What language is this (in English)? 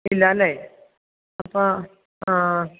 Malayalam